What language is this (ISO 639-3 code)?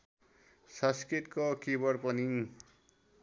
nep